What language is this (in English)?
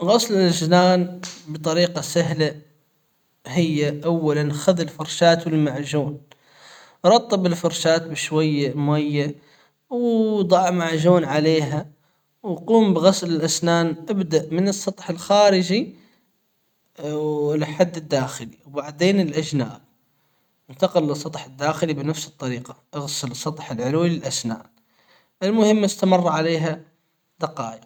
Hijazi Arabic